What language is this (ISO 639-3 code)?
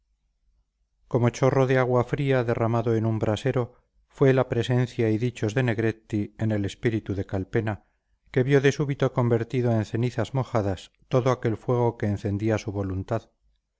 spa